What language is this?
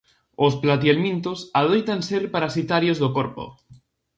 Galician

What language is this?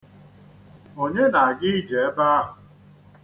Igbo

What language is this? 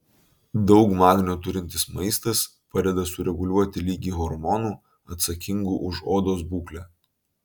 Lithuanian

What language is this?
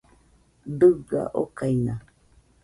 Nüpode Huitoto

